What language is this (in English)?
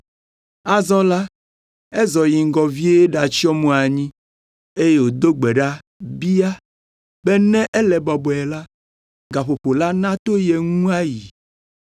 Ewe